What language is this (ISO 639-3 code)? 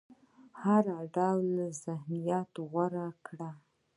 pus